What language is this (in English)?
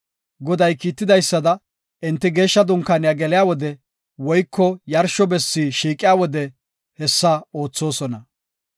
Gofa